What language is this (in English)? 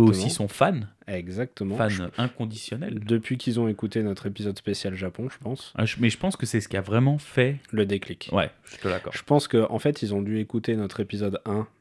French